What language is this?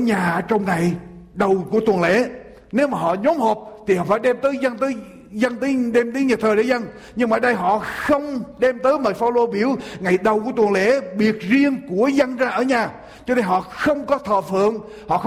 Vietnamese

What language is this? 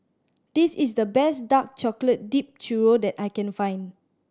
English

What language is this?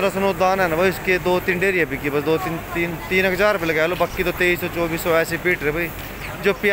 Hindi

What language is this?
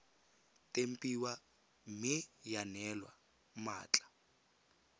Tswana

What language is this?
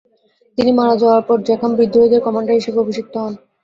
Bangla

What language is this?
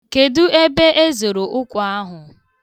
Igbo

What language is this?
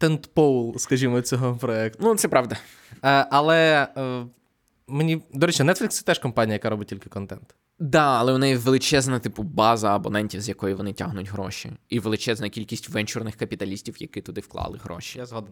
Ukrainian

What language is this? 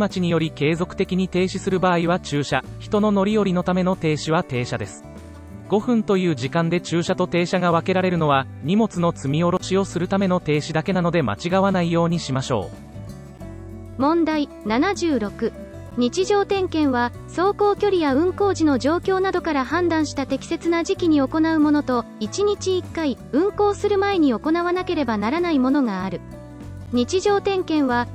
Japanese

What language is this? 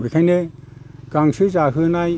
Bodo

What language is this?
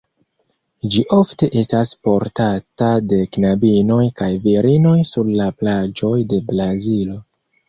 Esperanto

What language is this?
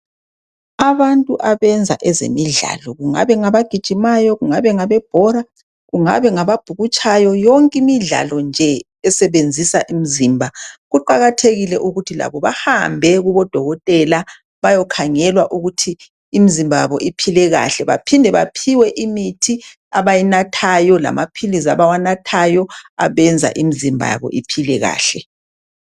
North Ndebele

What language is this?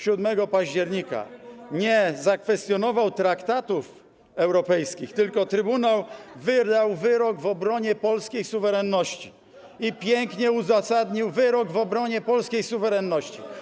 Polish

